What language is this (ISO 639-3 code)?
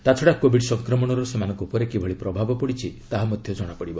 ori